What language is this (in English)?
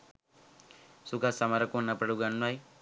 Sinhala